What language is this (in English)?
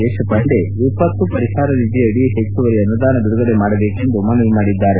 Kannada